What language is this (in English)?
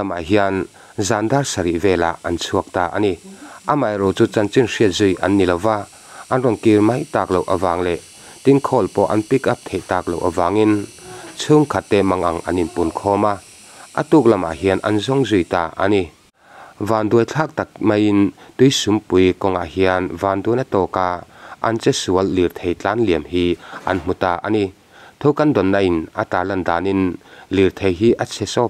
Thai